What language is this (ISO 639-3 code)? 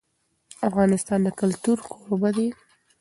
pus